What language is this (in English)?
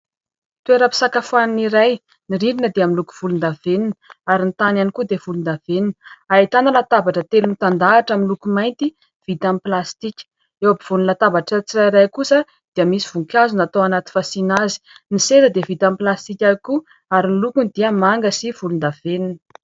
Malagasy